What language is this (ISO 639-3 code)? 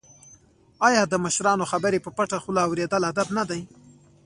pus